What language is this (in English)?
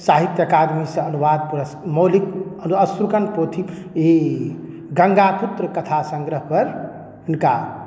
Maithili